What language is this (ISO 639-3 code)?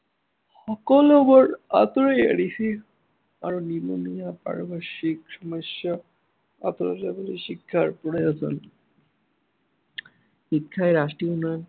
asm